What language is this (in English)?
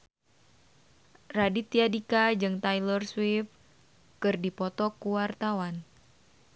Sundanese